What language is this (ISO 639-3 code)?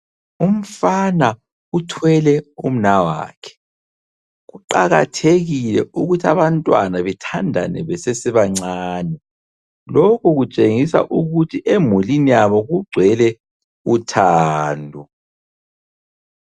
nde